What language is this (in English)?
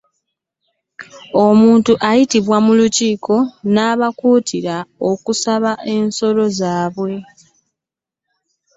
Ganda